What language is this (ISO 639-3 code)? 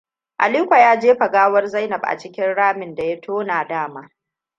hau